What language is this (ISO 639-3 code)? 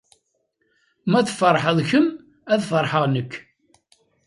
kab